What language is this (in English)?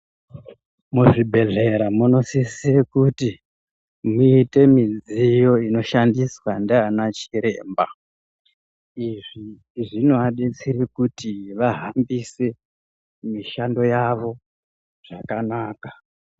Ndau